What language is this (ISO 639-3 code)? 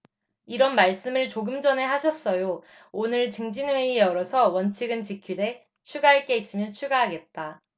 kor